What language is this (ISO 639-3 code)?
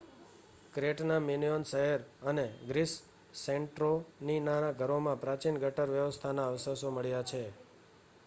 guj